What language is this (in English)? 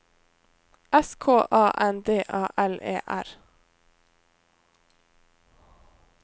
Norwegian